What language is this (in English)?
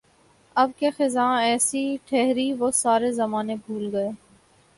Urdu